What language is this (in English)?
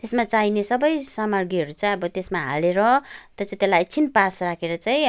Nepali